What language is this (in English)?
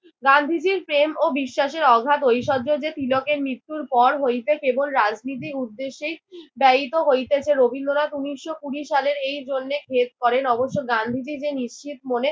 Bangla